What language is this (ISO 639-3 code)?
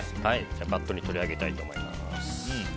jpn